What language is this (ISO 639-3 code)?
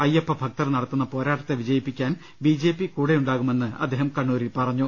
mal